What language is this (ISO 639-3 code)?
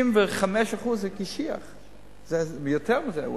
heb